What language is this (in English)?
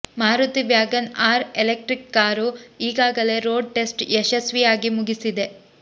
Kannada